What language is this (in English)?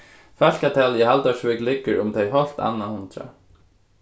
Faroese